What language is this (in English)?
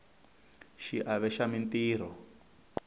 Tsonga